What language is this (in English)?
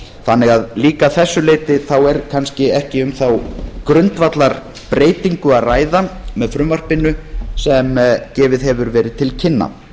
Icelandic